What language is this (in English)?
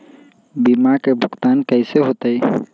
Magahi